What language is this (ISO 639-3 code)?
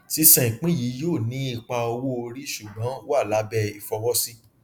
yor